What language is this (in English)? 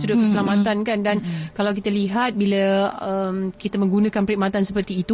Malay